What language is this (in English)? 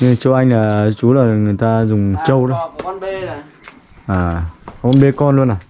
Vietnamese